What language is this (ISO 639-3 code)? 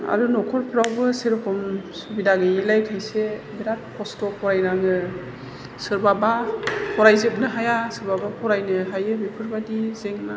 brx